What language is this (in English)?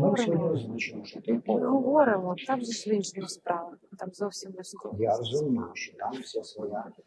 Ukrainian